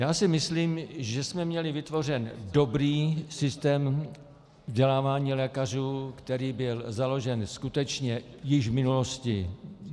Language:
Czech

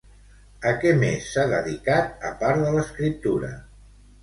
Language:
Catalan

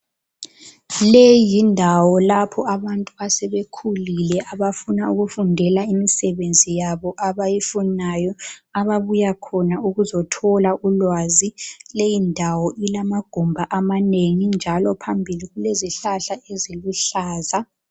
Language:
North Ndebele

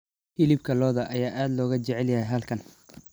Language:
Somali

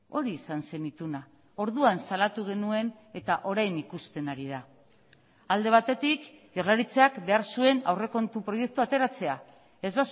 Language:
Basque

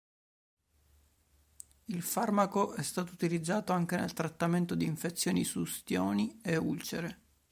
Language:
Italian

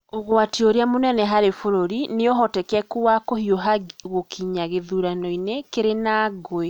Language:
Kikuyu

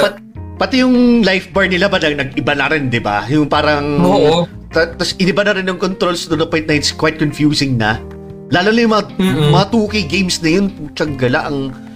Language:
Filipino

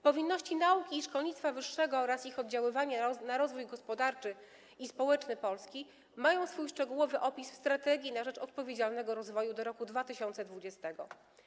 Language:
Polish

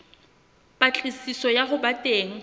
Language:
Southern Sotho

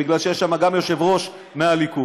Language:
Hebrew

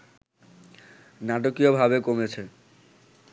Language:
Bangla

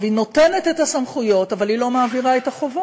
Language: Hebrew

